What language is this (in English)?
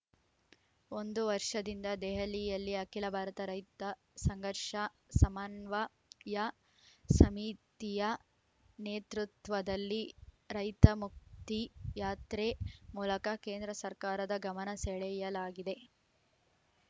Kannada